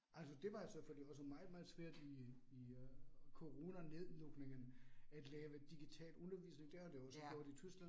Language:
Danish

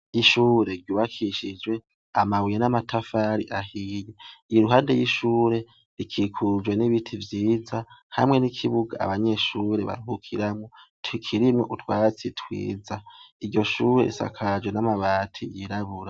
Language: Rundi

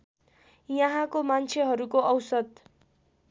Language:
Nepali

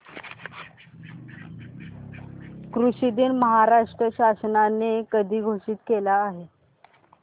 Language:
Marathi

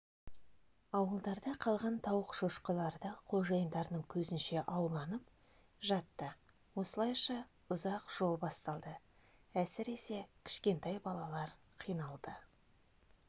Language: Kazakh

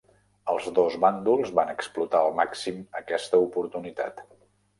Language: Catalan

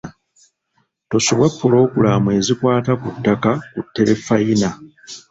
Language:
Ganda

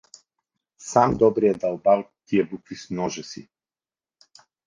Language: Bulgarian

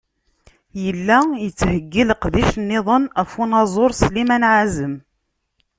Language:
Kabyle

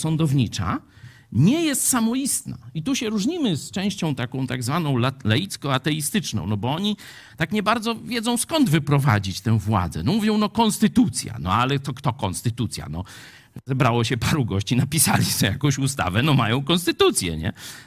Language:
Polish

